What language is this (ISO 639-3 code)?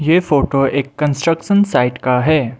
hin